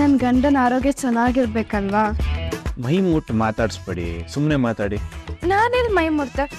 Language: Kannada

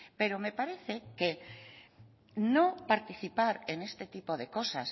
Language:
Spanish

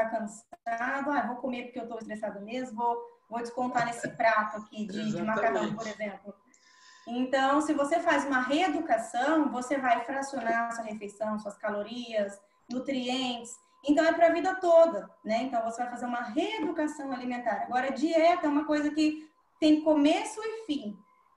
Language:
Portuguese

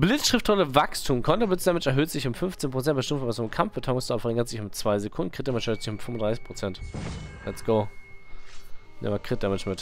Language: German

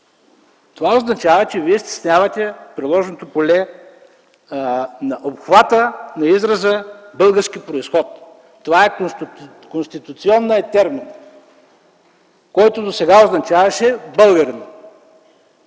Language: Bulgarian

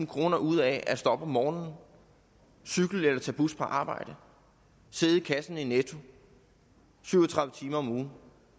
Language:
Danish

